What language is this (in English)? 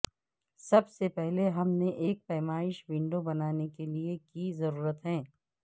Urdu